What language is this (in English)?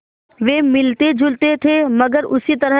Hindi